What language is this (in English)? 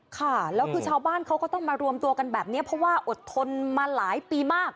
Thai